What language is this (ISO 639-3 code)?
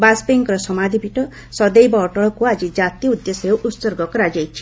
ori